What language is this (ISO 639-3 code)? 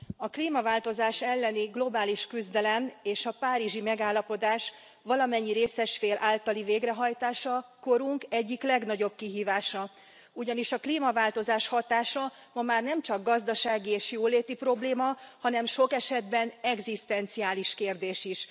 hun